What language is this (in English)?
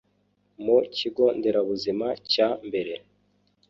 Kinyarwanda